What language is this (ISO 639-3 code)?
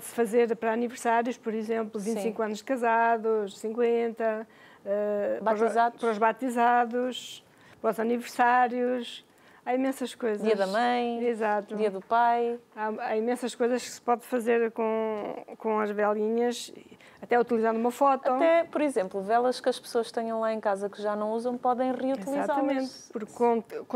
por